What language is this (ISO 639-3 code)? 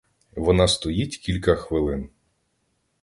ukr